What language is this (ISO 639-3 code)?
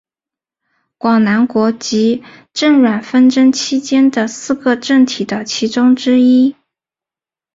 zho